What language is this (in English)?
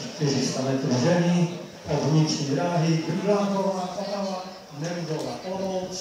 Czech